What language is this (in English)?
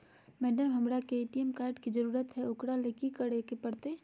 Magahi